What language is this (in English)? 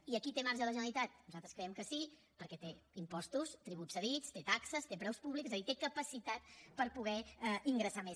Catalan